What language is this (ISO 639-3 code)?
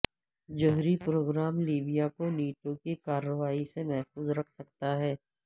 urd